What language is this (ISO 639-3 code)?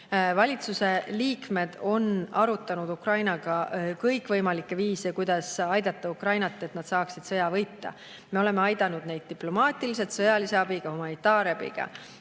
est